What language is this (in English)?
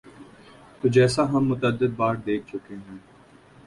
Urdu